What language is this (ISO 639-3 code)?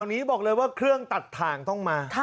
tha